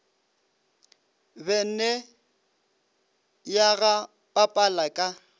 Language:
Northern Sotho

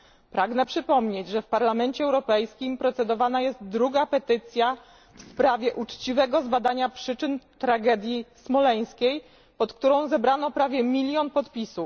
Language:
Polish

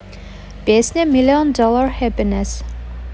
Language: Russian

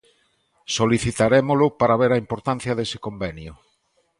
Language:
Galician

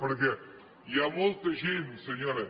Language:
Catalan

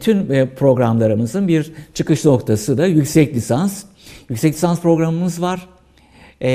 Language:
Turkish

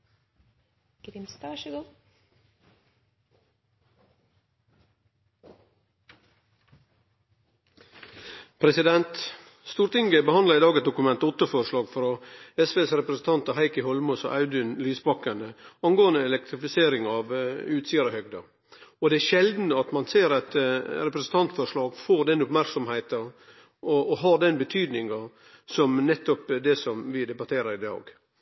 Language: Norwegian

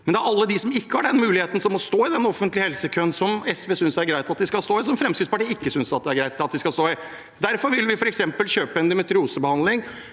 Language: Norwegian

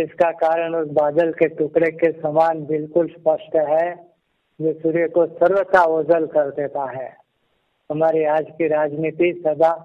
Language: Hindi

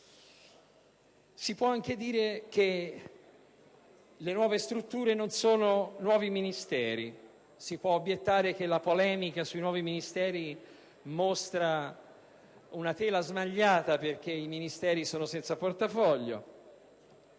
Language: Italian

